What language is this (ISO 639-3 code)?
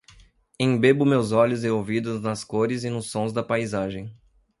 por